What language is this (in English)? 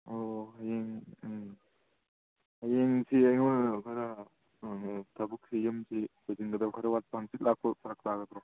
Manipuri